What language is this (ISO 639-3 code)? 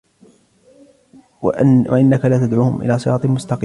ara